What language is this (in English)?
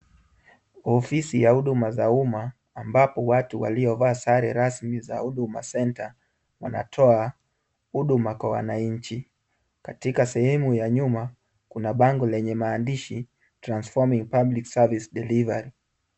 Swahili